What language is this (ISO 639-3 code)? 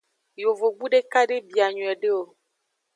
ajg